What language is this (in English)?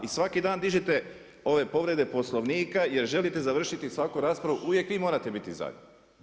Croatian